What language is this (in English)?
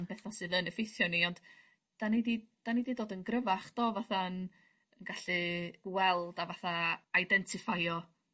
Welsh